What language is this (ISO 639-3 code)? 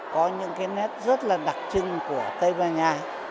vie